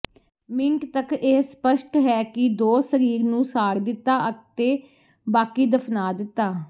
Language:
Punjabi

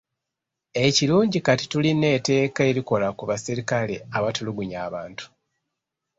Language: Ganda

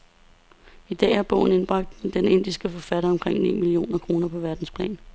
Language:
Danish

